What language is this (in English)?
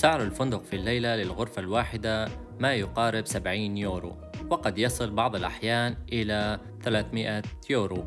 Arabic